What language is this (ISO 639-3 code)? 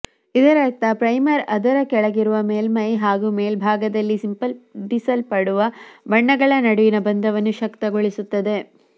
kan